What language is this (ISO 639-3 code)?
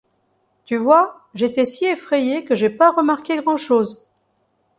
fra